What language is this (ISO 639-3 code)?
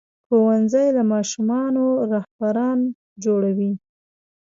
pus